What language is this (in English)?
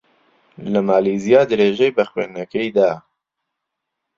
Central Kurdish